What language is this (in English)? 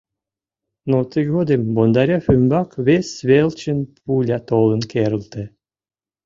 Mari